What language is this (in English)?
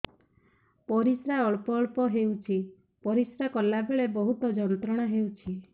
Odia